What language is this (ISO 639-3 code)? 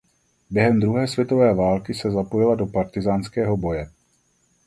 ces